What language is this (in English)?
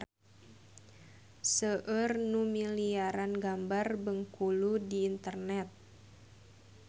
Sundanese